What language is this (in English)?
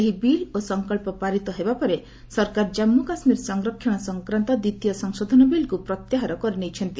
Odia